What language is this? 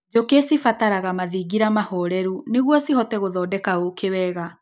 Kikuyu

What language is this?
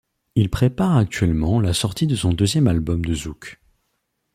French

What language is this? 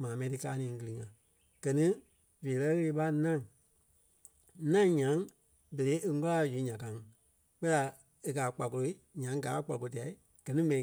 Kpelle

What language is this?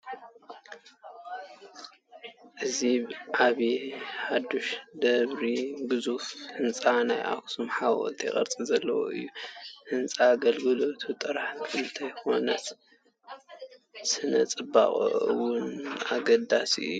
Tigrinya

